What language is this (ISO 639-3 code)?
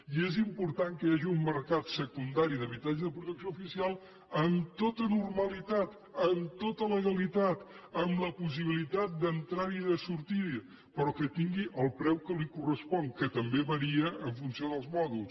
cat